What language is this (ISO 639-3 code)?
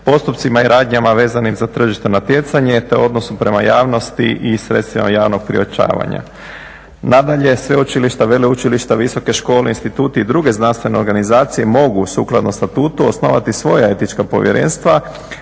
hrv